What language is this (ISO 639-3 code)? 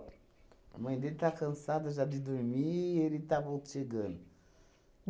por